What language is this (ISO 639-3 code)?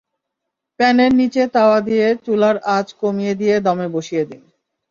ben